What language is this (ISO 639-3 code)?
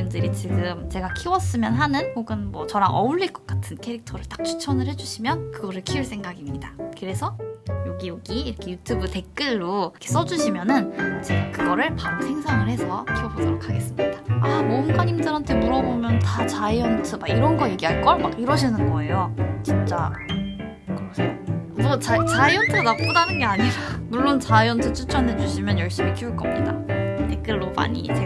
kor